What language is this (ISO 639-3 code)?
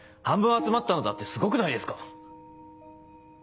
jpn